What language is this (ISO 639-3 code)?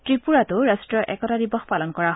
asm